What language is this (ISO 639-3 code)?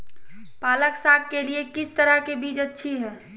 mag